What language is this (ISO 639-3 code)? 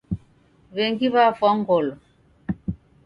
dav